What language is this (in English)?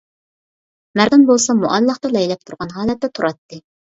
Uyghur